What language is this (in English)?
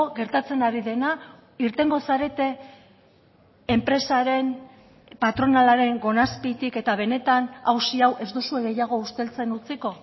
Basque